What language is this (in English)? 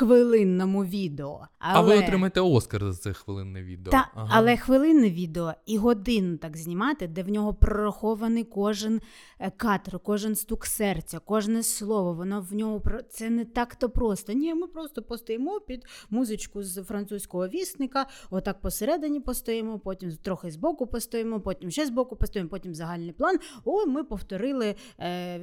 Ukrainian